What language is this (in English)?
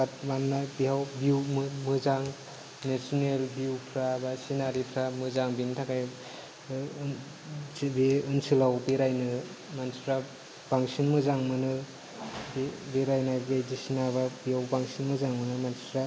Bodo